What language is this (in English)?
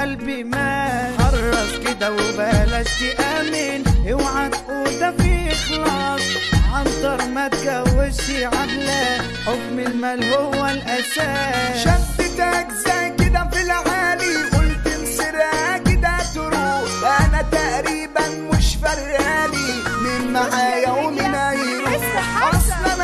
Arabic